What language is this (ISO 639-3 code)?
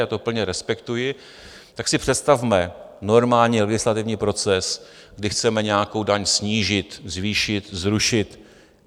ces